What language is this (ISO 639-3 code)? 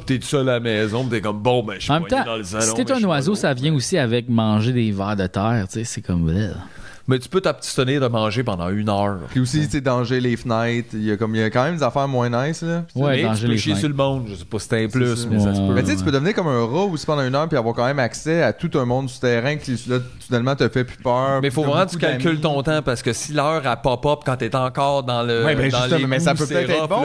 fra